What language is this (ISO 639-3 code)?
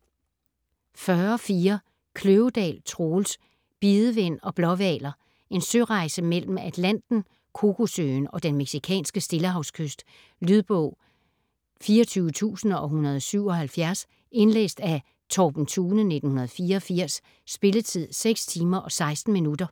dan